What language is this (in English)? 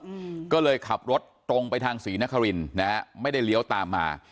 Thai